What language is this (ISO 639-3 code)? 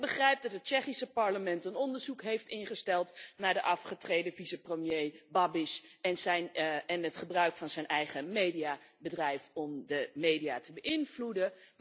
nld